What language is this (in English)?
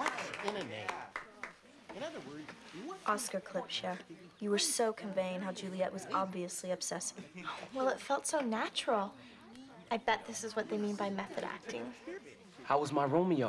English